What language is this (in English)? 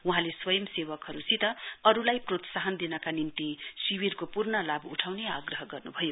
Nepali